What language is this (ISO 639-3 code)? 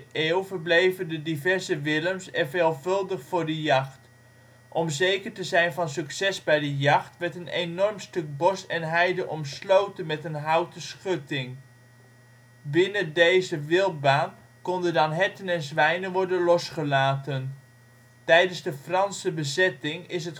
nld